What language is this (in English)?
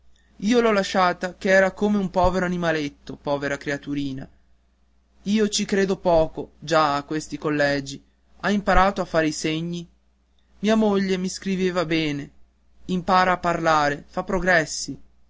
Italian